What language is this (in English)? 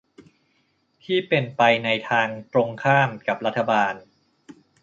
Thai